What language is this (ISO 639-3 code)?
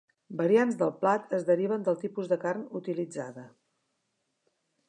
cat